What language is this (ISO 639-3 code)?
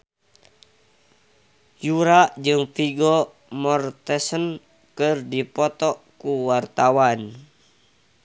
sun